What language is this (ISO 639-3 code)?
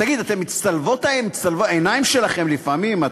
heb